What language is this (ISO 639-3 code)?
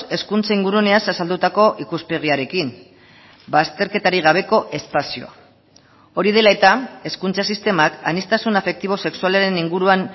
eus